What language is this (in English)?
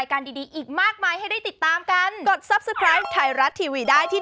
Thai